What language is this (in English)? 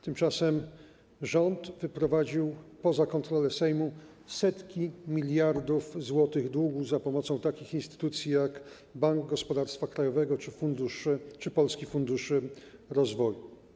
Polish